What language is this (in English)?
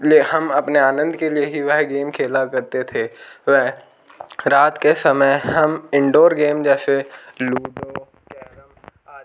Hindi